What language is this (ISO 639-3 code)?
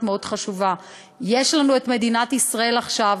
heb